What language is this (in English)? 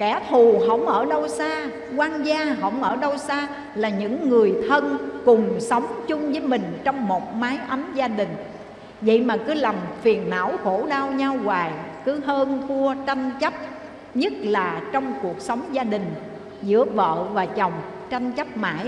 Vietnamese